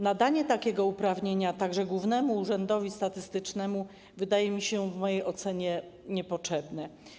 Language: Polish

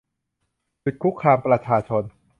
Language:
Thai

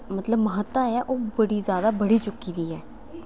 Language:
Dogri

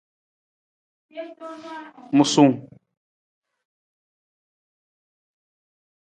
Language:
Nawdm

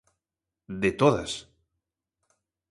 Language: Galician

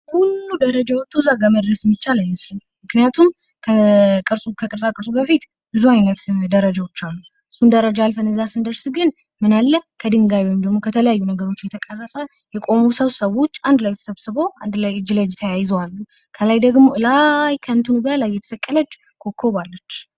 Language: Amharic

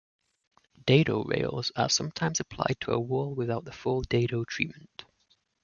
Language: English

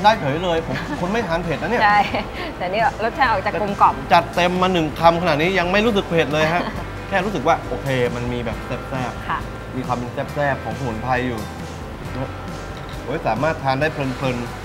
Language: Thai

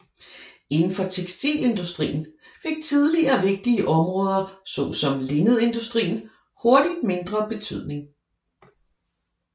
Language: Danish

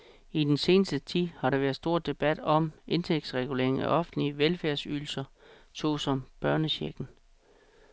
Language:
Danish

